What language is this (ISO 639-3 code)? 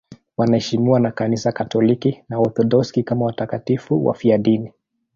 swa